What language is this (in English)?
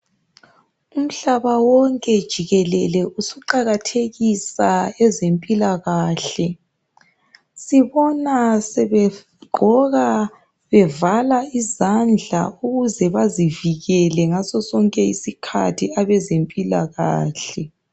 North Ndebele